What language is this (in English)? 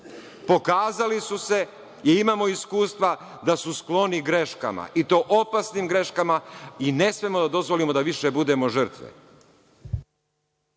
Serbian